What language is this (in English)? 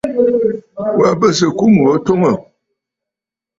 Bafut